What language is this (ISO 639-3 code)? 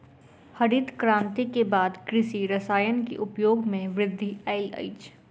mai